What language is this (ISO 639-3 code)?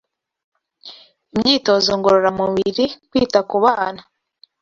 kin